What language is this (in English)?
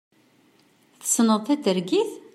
Kabyle